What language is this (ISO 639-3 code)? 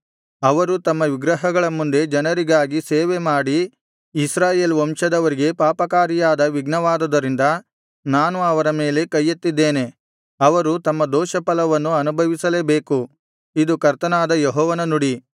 kan